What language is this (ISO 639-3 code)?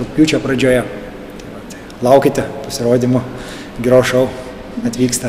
lit